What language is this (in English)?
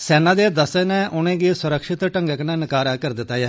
Dogri